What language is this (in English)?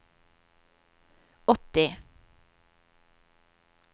Norwegian